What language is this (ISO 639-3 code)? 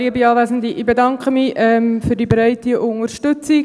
gsw